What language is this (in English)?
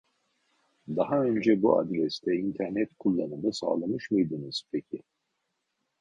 Turkish